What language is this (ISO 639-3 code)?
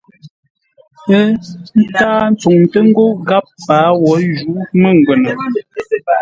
nla